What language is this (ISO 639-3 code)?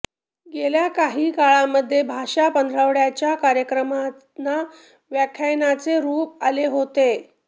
mar